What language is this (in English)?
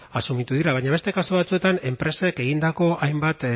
Basque